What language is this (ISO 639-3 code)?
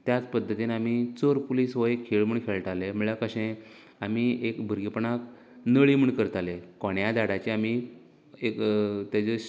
kok